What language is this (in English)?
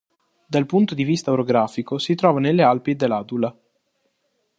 Italian